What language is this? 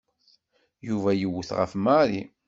Kabyle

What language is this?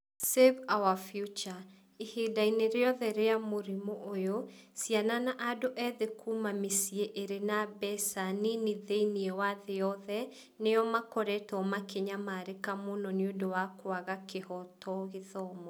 Kikuyu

